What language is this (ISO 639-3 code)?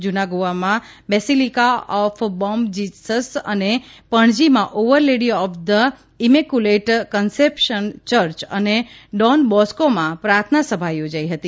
guj